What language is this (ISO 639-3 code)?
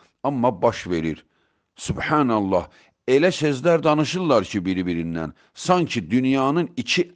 tur